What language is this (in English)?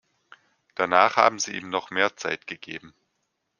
German